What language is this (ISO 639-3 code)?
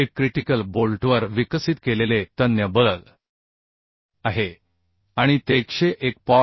mar